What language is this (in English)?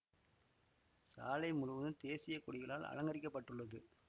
Tamil